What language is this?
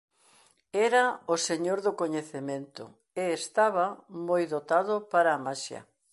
Galician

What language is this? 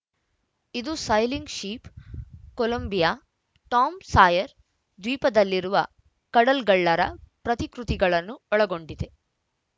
Kannada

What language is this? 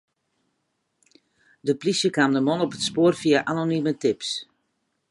Western Frisian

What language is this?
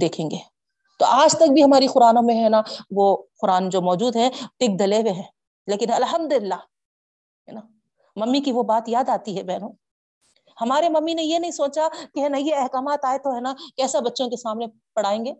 Urdu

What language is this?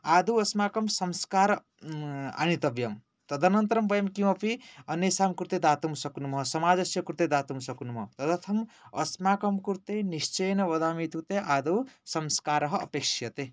Sanskrit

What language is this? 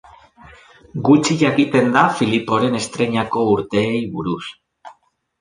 Basque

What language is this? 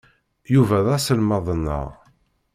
Kabyle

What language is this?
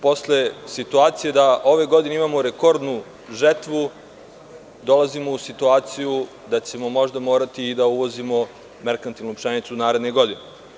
Serbian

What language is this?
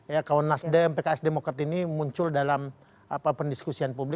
Indonesian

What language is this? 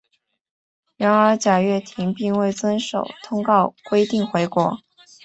Chinese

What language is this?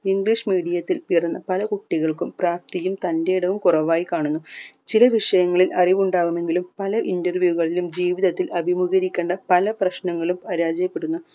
Malayalam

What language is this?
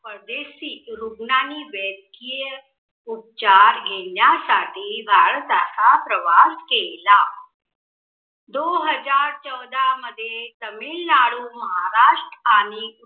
Marathi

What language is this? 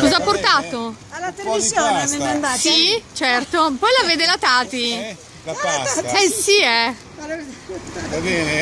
Italian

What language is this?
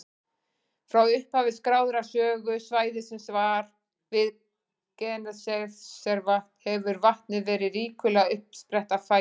Icelandic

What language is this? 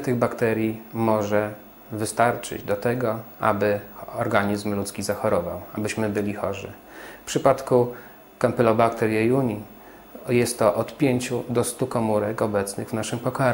Polish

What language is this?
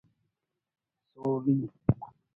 Brahui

